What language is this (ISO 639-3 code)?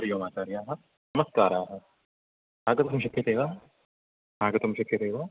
san